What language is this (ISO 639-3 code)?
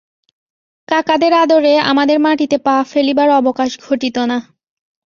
ben